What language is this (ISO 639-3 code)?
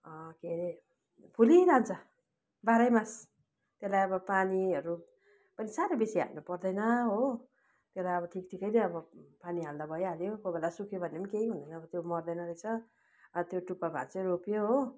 nep